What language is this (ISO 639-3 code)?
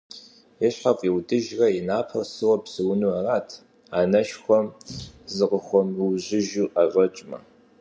kbd